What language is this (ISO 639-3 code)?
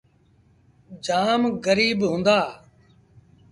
sbn